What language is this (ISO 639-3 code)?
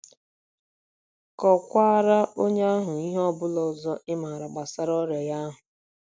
ibo